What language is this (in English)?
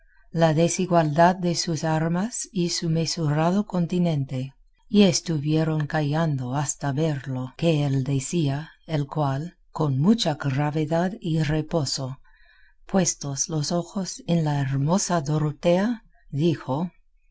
Spanish